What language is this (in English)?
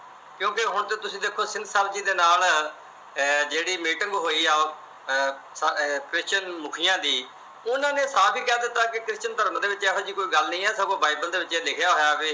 Punjabi